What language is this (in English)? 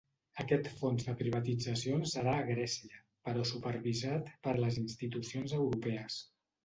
Catalan